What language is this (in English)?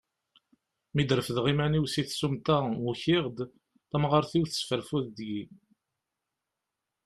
Kabyle